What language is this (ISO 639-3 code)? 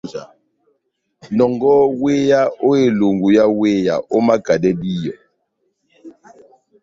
bnm